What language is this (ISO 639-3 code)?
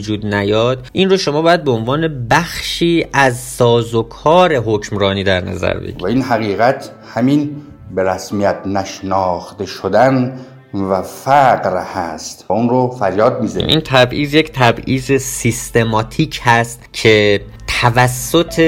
fas